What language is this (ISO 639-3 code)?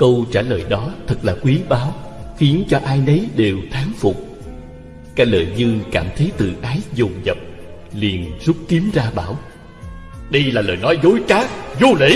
vie